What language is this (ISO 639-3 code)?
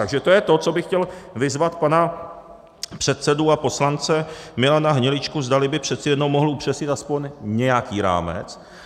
ces